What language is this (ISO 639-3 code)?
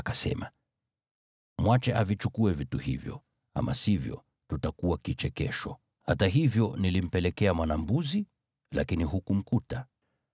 swa